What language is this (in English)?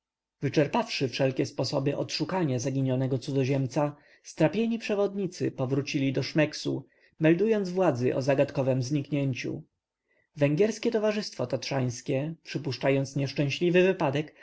Polish